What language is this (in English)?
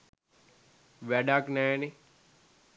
Sinhala